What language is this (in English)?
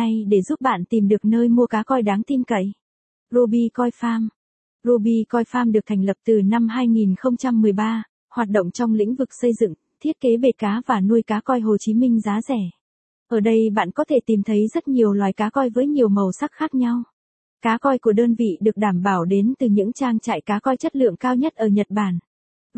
Vietnamese